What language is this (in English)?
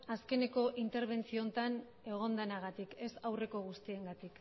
Basque